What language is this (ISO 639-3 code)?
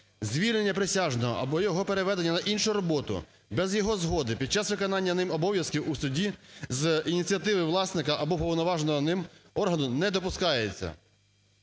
ukr